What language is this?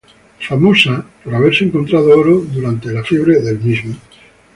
Spanish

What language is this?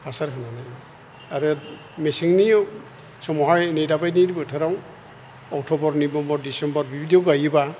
Bodo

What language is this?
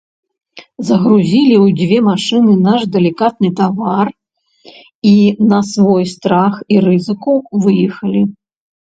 Belarusian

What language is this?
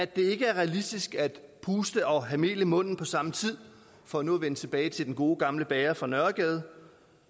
Danish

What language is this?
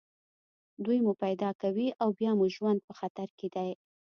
Pashto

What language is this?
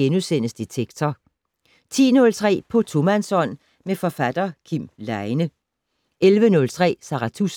Danish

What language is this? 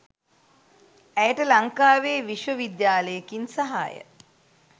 Sinhala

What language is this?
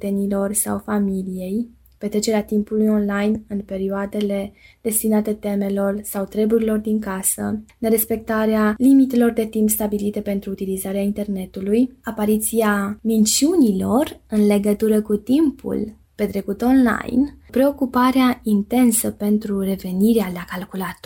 Romanian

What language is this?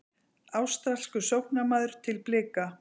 Icelandic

